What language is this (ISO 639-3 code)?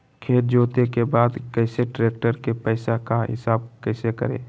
mag